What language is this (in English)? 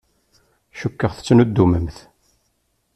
Kabyle